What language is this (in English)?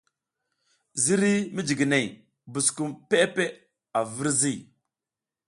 South Giziga